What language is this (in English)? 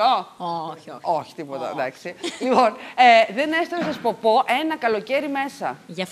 Greek